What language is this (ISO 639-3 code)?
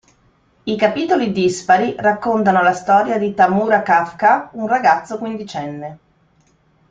ita